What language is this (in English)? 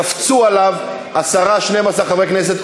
Hebrew